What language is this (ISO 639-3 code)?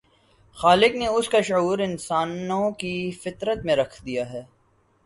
urd